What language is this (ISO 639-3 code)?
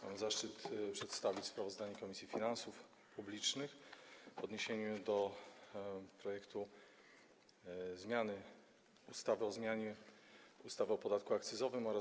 pol